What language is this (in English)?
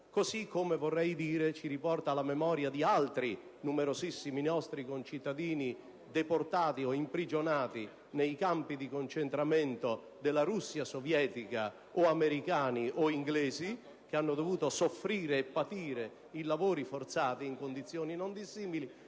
Italian